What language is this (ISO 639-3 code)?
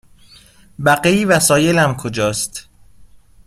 fas